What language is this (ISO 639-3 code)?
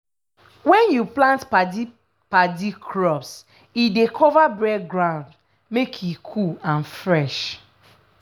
pcm